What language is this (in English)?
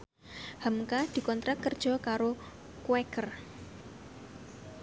Javanese